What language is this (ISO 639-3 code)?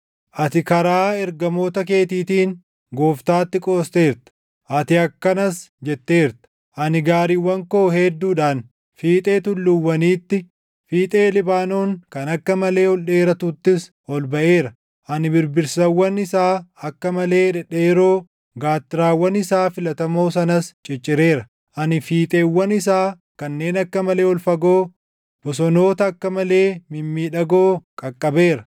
orm